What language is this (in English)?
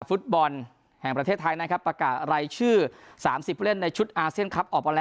Thai